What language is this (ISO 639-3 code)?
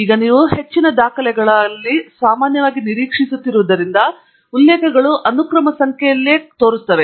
kan